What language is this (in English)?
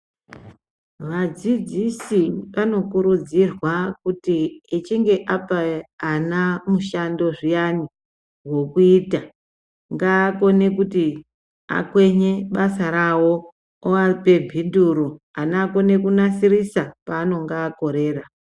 Ndau